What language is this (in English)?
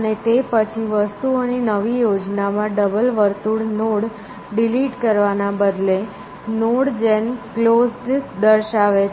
Gujarati